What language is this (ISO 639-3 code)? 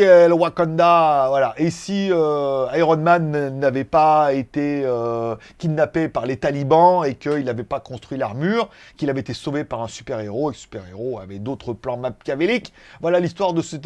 fra